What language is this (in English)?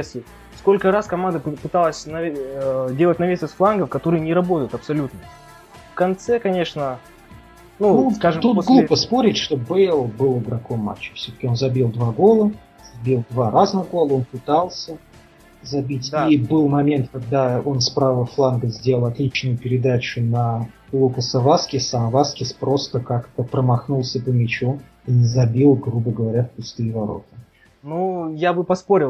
Russian